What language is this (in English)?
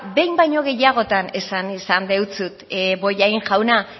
Basque